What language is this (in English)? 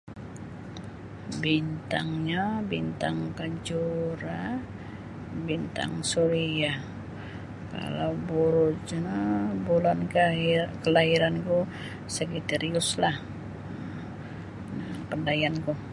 Sabah Bisaya